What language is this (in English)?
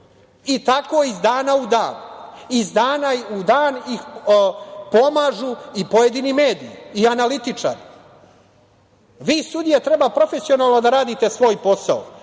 Serbian